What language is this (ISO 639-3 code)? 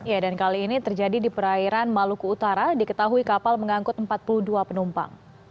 ind